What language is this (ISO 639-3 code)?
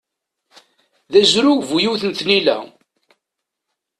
kab